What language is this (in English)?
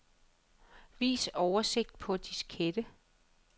Danish